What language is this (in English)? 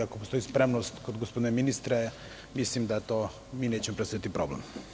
Serbian